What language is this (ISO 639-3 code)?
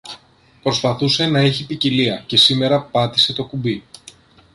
ell